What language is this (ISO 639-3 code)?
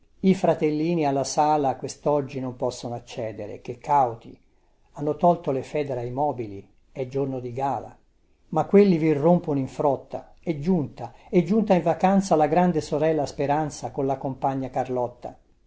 ita